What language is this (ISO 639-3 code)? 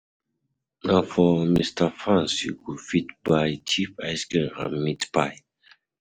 pcm